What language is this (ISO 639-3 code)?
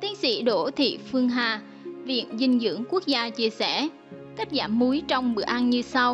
vie